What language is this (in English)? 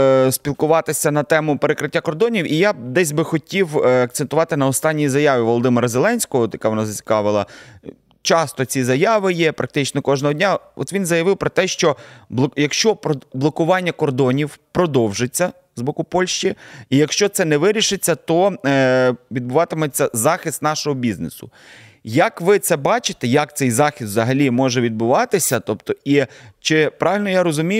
Ukrainian